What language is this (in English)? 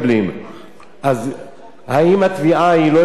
Hebrew